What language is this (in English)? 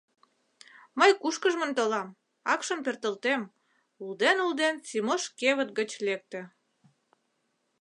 Mari